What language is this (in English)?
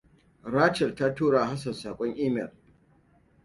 Hausa